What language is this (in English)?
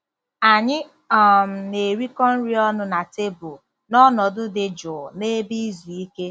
Igbo